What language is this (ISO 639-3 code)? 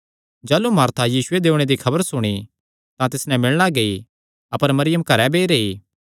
xnr